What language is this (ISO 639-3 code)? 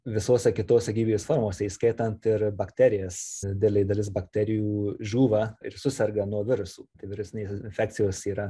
lit